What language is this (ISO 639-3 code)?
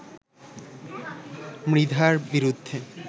ben